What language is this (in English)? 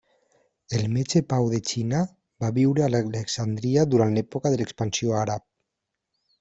Catalan